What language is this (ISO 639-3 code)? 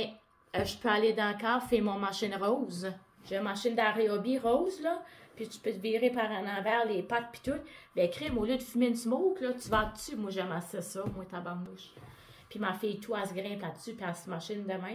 fra